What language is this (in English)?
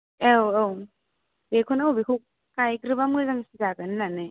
Bodo